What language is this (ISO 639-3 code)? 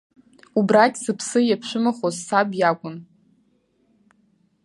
abk